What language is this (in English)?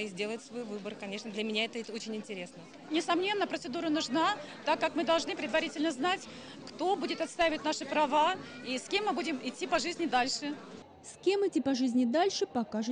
Russian